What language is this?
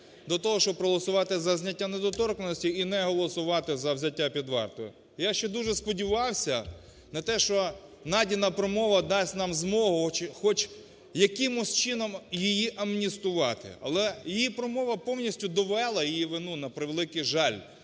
Ukrainian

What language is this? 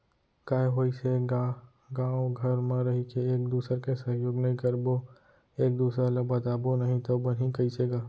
Chhattisgarhi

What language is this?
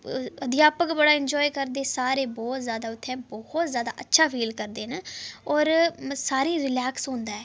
Dogri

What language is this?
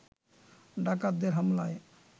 Bangla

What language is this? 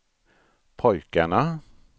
Swedish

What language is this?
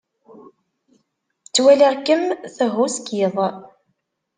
Kabyle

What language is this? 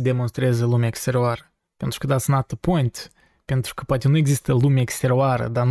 Romanian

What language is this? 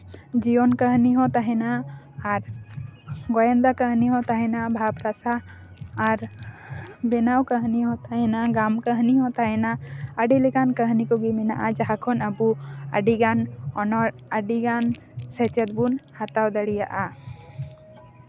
Santali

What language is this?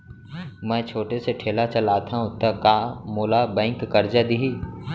Chhattisgarhi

